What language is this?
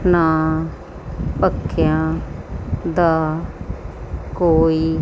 Punjabi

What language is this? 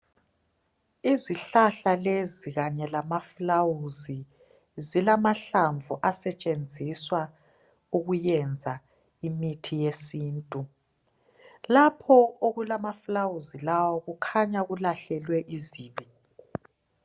North Ndebele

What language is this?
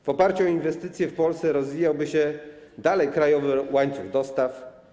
Polish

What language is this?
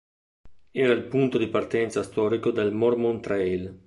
Italian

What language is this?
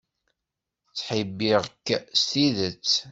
Kabyle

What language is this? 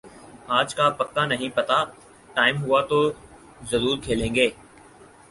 Urdu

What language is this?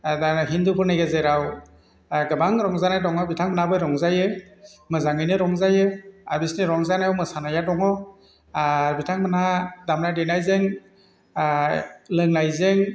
Bodo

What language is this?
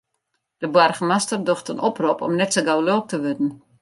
Western Frisian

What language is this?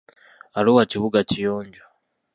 Ganda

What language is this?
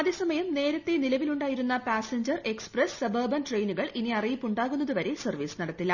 Malayalam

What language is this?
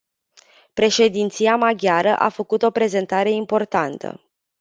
Romanian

